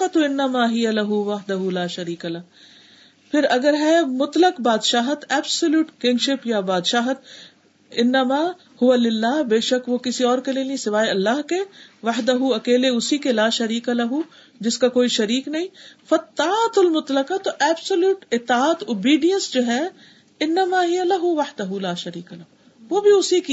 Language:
Urdu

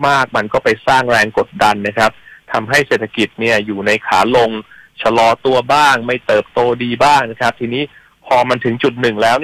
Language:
Thai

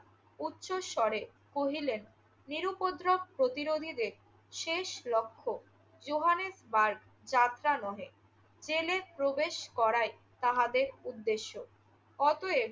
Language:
Bangla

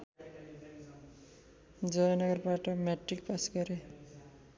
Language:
Nepali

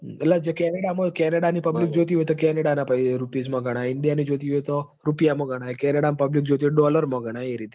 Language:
Gujarati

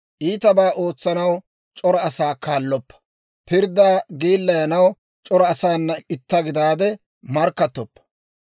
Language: Dawro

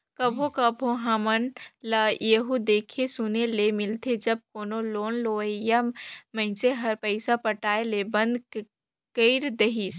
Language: Chhattisgarhi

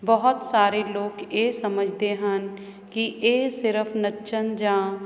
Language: Punjabi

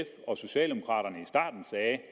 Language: Danish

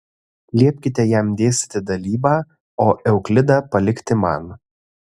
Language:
Lithuanian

